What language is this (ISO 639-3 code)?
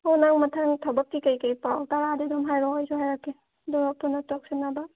mni